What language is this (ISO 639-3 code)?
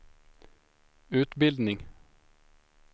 swe